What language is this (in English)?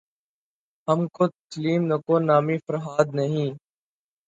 Urdu